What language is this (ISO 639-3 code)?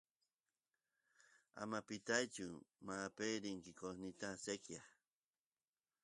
qus